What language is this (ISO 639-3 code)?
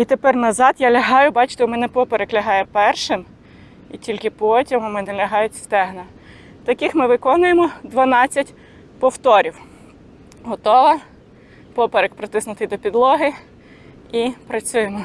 ukr